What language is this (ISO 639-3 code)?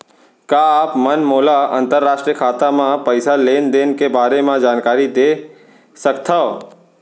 hne